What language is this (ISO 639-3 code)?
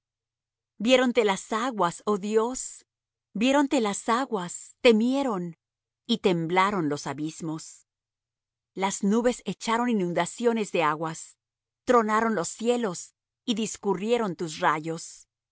spa